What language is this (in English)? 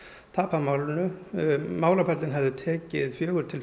Icelandic